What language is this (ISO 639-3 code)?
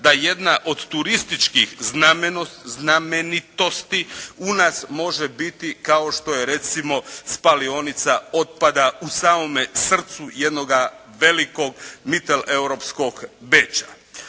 hrv